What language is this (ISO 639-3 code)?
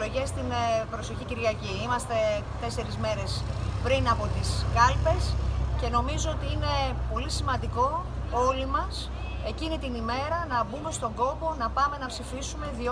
ell